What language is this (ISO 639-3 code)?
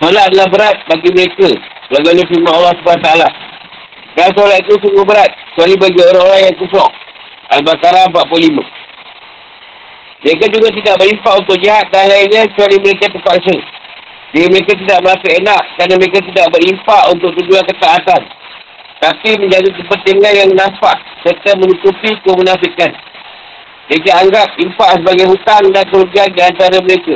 msa